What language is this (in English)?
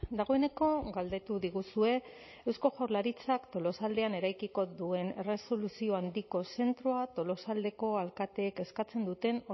Basque